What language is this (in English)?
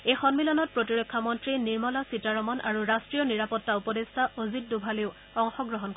Assamese